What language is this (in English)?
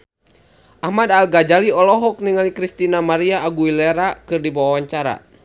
Sundanese